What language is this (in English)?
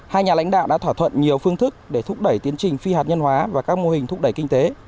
Vietnamese